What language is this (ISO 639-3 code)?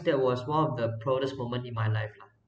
eng